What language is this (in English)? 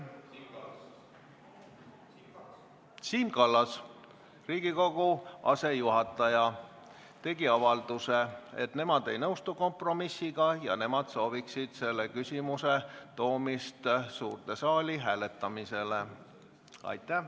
Estonian